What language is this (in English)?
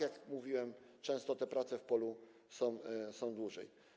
Polish